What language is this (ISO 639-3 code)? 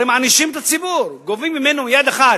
heb